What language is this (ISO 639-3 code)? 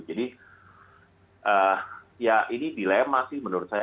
ind